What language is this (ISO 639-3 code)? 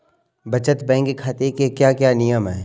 hin